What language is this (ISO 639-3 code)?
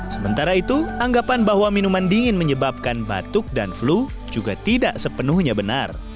ind